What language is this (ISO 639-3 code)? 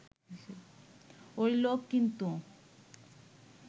ben